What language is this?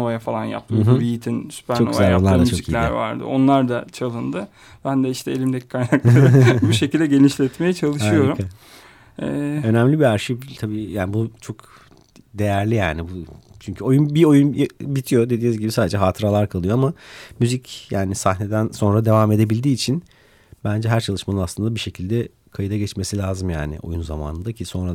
Turkish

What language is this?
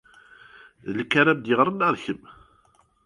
Kabyle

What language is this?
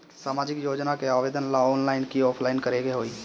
Bhojpuri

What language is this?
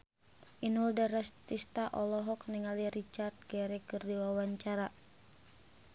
Sundanese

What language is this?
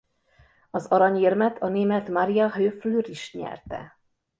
Hungarian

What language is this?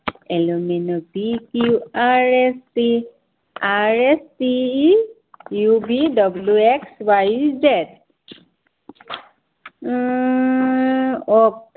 Assamese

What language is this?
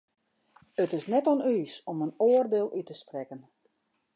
Western Frisian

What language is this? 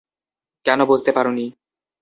Bangla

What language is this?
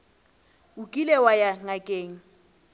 Northern Sotho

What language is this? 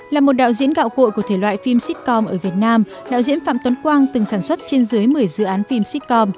Vietnamese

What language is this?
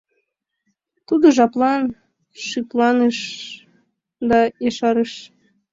Mari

